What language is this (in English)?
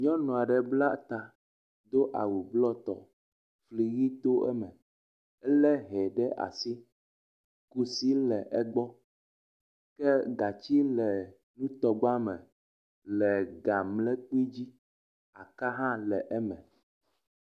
Ewe